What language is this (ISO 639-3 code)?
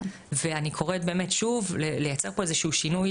heb